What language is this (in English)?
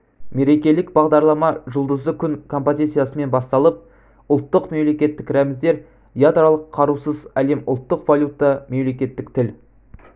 Kazakh